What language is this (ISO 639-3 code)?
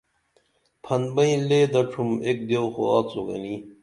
dml